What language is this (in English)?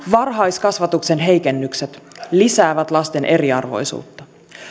Finnish